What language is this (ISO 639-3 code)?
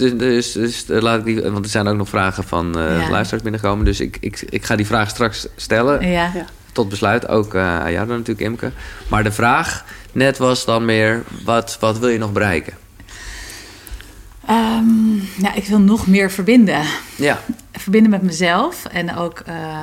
nld